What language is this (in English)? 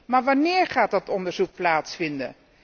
Dutch